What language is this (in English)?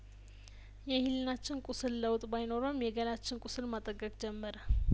Amharic